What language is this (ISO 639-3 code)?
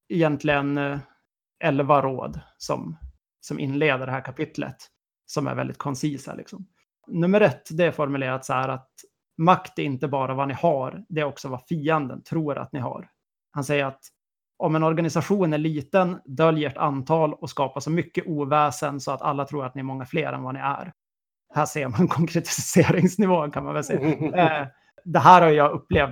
swe